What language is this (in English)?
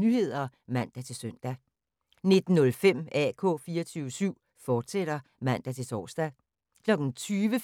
Danish